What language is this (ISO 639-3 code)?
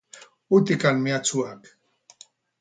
eus